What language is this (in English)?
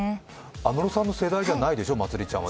Japanese